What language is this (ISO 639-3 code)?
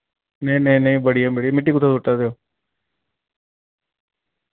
doi